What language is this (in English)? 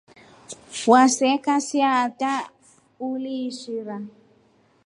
Rombo